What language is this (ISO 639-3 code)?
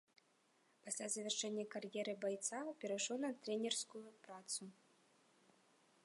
bel